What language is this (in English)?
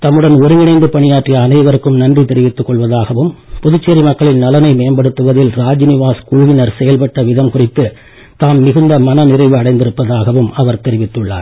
Tamil